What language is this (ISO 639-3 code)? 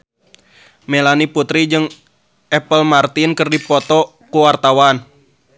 sun